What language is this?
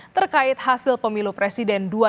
Indonesian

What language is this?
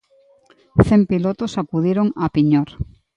Galician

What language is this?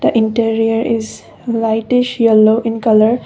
English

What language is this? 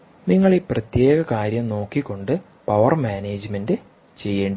Malayalam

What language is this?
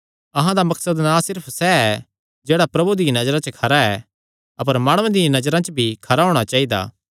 Kangri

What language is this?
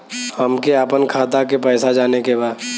Bhojpuri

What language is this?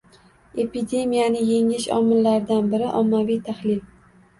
Uzbek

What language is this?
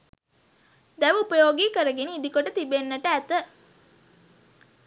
Sinhala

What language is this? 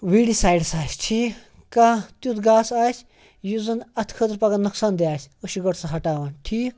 Kashmiri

